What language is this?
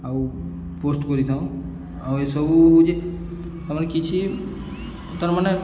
Odia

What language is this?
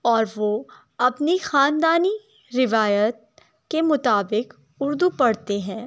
Urdu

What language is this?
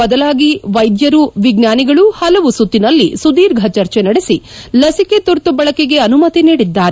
Kannada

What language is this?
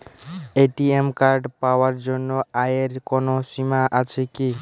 Bangla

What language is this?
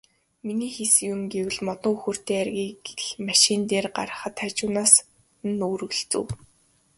Mongolian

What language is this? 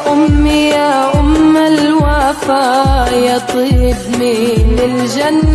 Arabic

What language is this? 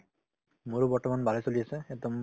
Assamese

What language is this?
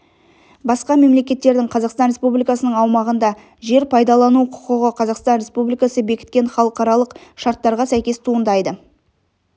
Kazakh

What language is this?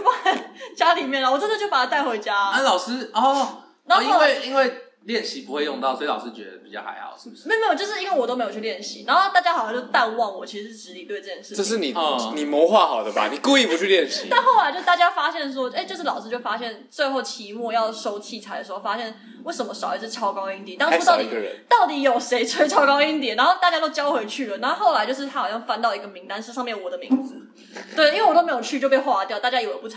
Chinese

